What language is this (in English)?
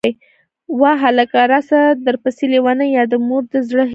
Pashto